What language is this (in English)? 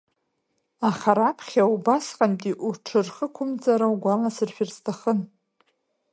Abkhazian